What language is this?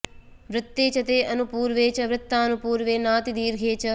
Sanskrit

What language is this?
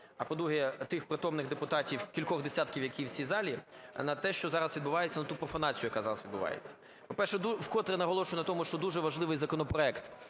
Ukrainian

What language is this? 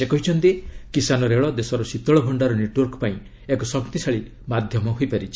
Odia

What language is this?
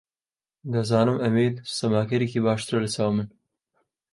Central Kurdish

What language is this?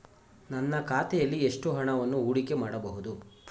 Kannada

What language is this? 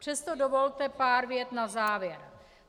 Czech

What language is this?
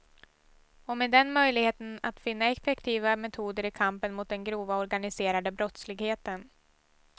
Swedish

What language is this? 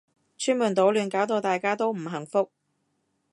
Cantonese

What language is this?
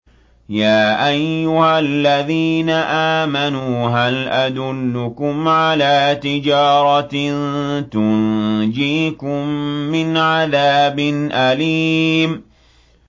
Arabic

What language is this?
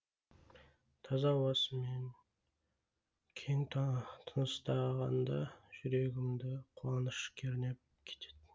Kazakh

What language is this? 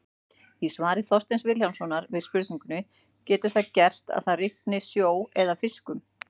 Icelandic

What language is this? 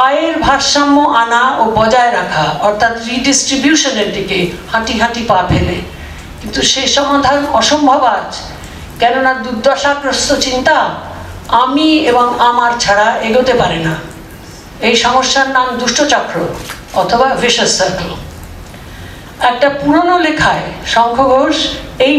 Bangla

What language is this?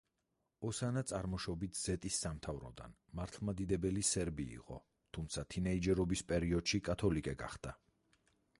Georgian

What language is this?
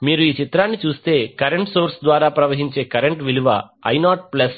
Telugu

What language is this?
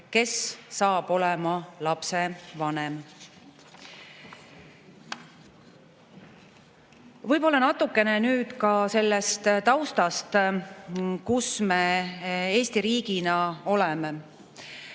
Estonian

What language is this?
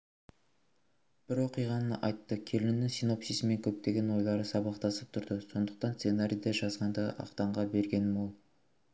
Kazakh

